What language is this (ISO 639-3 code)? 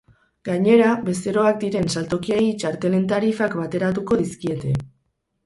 eus